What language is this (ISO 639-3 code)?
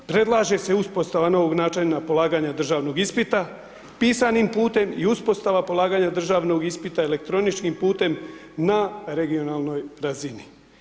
hrv